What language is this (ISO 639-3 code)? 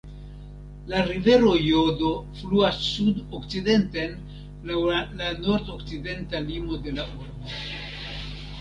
epo